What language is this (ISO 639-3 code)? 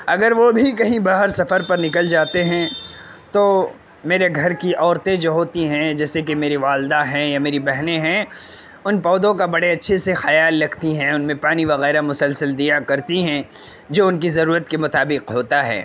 urd